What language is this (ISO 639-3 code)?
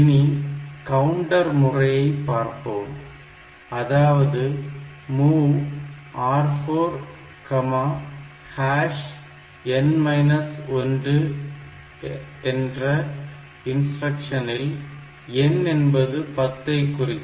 tam